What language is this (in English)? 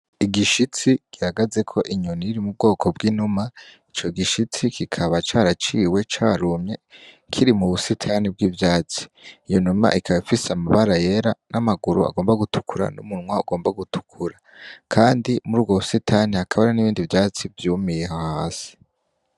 Rundi